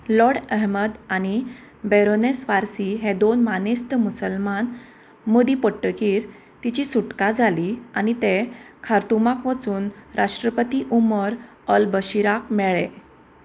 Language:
Konkani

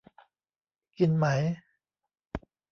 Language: Thai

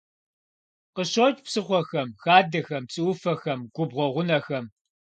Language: Kabardian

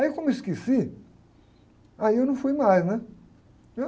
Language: Portuguese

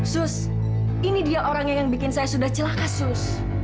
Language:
Indonesian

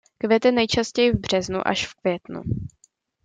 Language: Czech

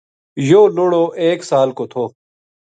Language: Gujari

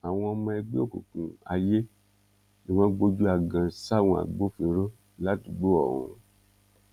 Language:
Yoruba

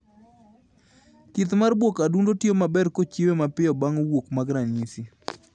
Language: Luo (Kenya and Tanzania)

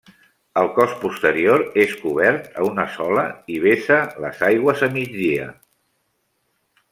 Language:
Catalan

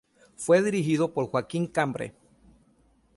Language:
Spanish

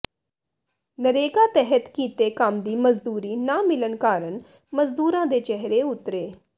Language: Punjabi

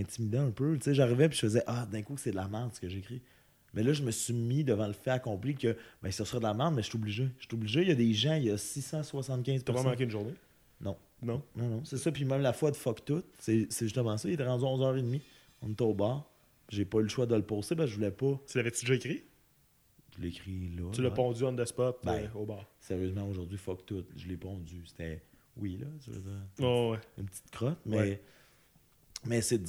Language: French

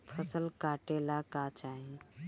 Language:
Bhojpuri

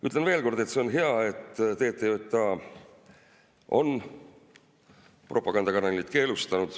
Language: Estonian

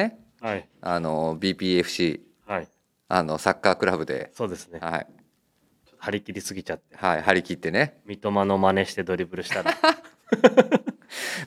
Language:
Japanese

